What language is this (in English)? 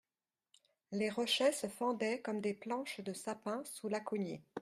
French